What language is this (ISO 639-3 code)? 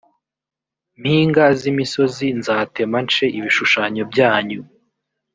kin